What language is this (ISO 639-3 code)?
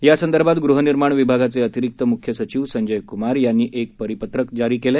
mar